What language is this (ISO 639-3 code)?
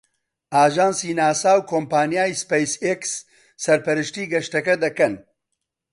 ckb